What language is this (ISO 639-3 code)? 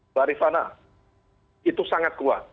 ind